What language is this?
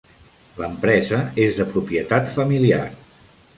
Catalan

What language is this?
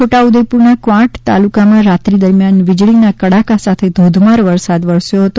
Gujarati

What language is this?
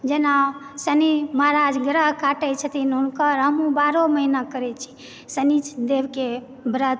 Maithili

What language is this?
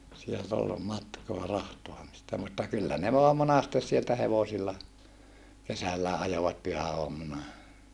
Finnish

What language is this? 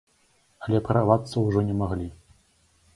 Belarusian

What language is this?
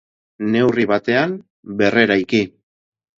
Basque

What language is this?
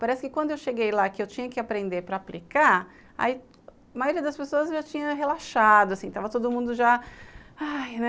Portuguese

